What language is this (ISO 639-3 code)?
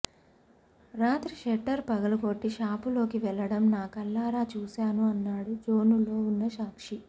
tel